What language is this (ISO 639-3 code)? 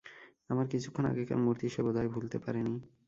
ben